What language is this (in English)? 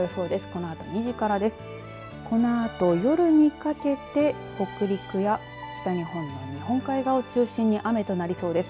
Japanese